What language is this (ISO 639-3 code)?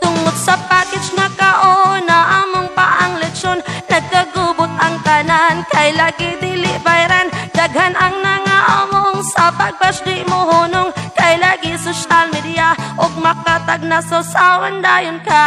tha